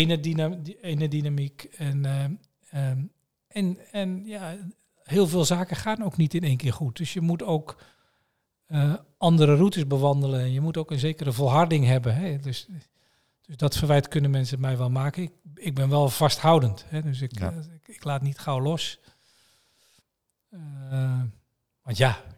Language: Dutch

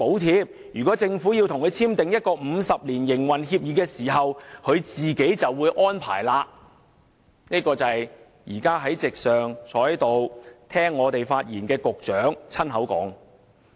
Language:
Cantonese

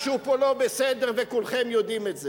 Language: Hebrew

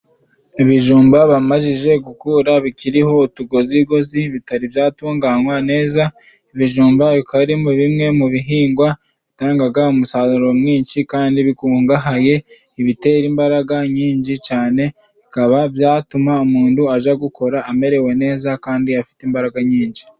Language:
Kinyarwanda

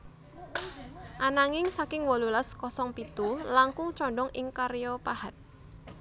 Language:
Javanese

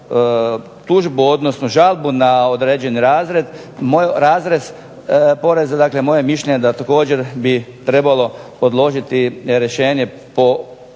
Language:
Croatian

